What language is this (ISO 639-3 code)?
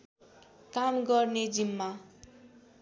nep